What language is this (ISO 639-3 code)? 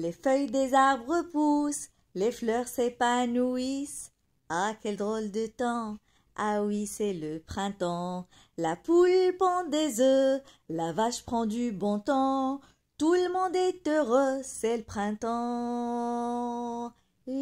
fra